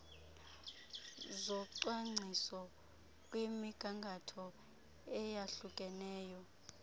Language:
Xhosa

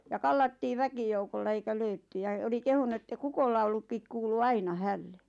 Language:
Finnish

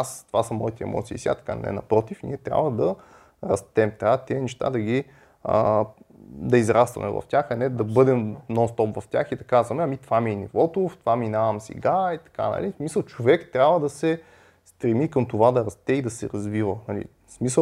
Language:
Bulgarian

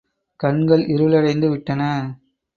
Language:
Tamil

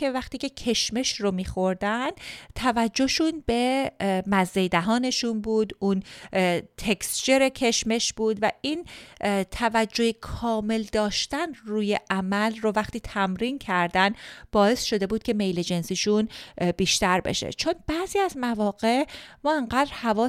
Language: Persian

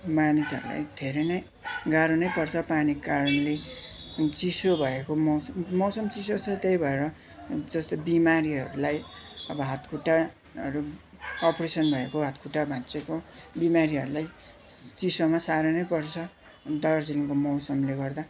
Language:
Nepali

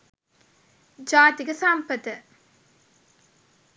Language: Sinhala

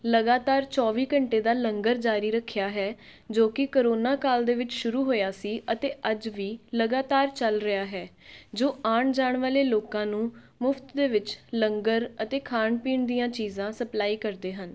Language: Punjabi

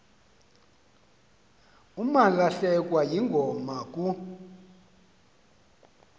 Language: Xhosa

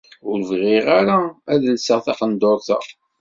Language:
Kabyle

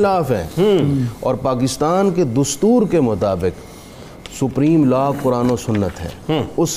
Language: Urdu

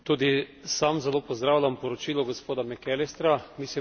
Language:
Slovenian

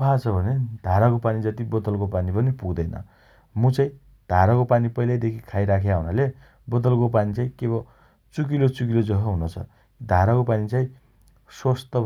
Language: Dotyali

